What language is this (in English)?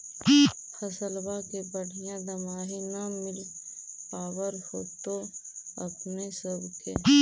Magahi